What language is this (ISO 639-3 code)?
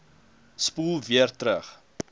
afr